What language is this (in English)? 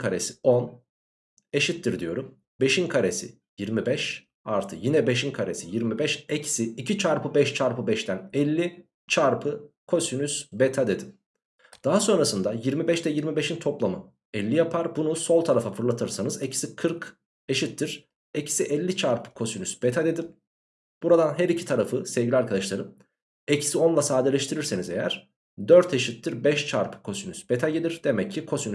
Turkish